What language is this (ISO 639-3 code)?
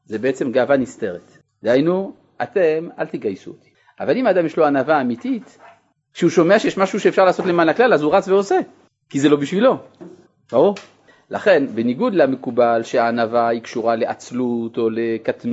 heb